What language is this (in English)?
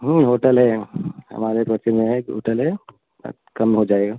Hindi